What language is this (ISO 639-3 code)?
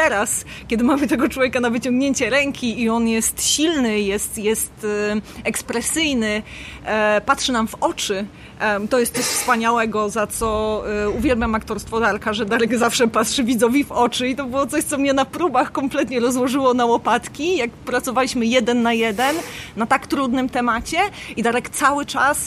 pol